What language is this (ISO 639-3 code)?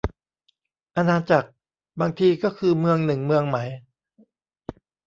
tha